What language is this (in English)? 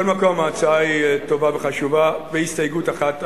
Hebrew